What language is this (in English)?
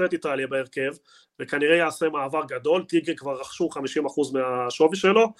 Hebrew